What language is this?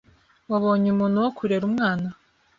Kinyarwanda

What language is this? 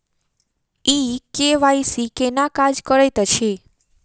Maithili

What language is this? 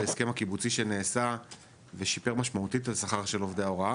Hebrew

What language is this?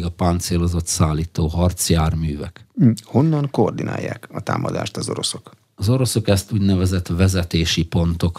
Hungarian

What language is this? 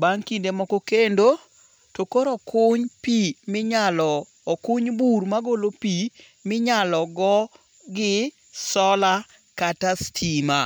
Luo (Kenya and Tanzania)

